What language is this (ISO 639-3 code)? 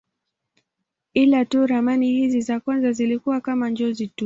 swa